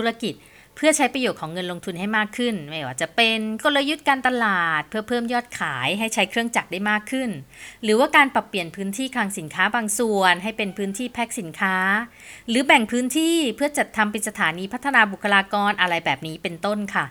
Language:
Thai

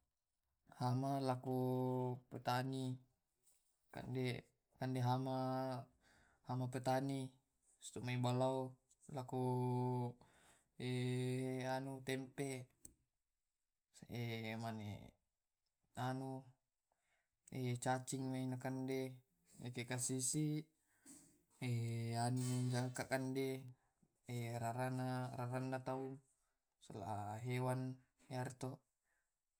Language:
Tae'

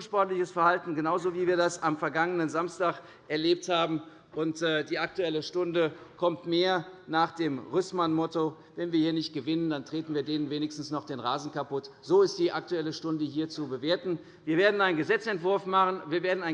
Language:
German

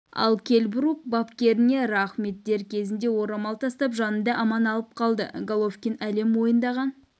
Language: Kazakh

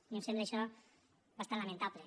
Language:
Catalan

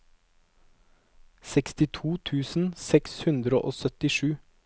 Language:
Norwegian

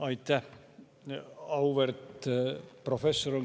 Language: Estonian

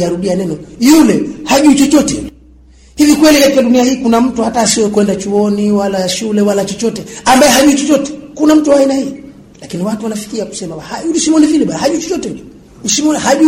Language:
Swahili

